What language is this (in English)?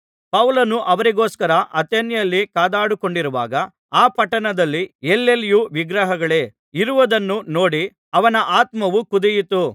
Kannada